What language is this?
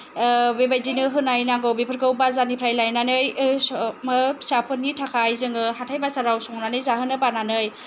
Bodo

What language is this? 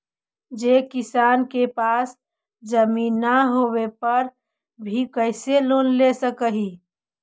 Magahi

